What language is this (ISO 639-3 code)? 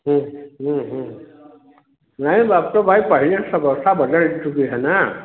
hin